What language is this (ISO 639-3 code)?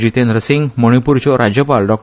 kok